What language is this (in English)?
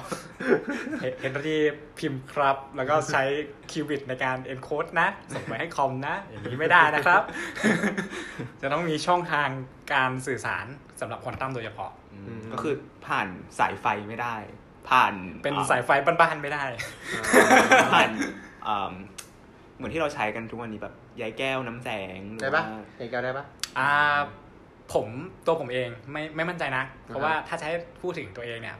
Thai